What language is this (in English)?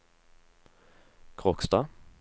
Norwegian